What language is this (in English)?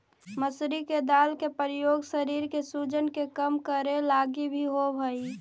Magahi